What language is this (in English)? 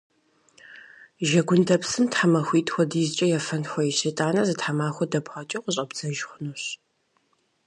Kabardian